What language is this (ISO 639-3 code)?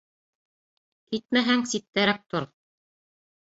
bak